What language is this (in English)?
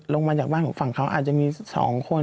Thai